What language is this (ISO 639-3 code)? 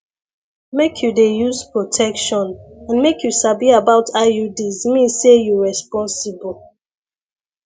pcm